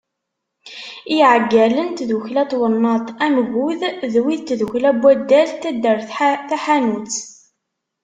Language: Kabyle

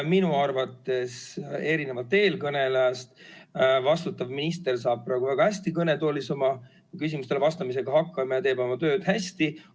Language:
Estonian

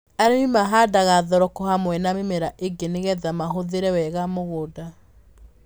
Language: Kikuyu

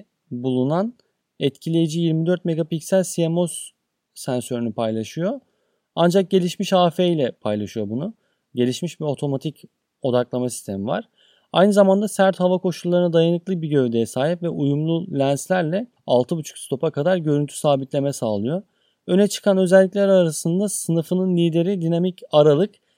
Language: Turkish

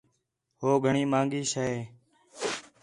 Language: Khetrani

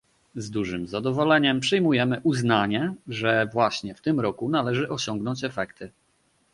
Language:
Polish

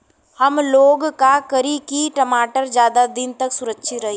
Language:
Bhojpuri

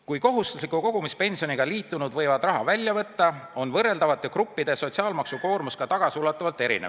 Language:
Estonian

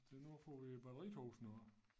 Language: Danish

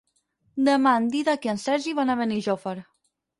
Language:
Catalan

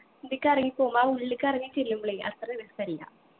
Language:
Malayalam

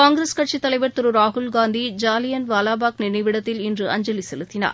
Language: Tamil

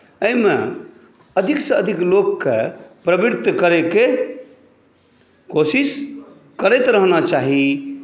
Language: Maithili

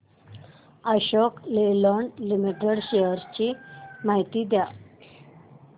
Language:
Marathi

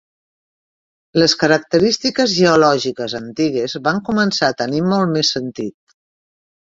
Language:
Catalan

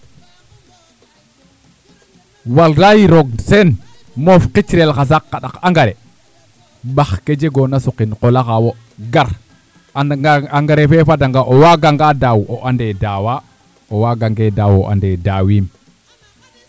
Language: Serer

